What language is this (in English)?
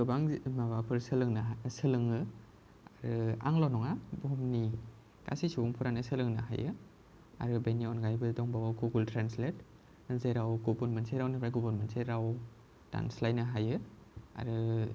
Bodo